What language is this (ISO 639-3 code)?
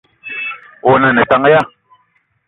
eto